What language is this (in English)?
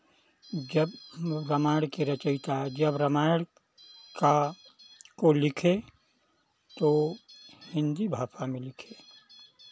Hindi